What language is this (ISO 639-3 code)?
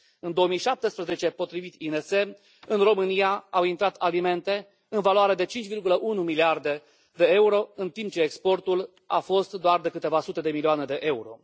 ron